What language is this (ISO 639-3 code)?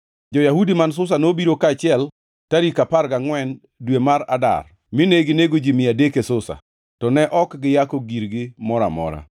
luo